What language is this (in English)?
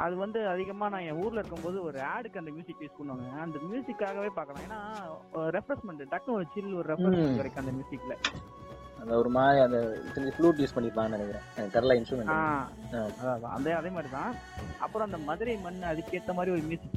Tamil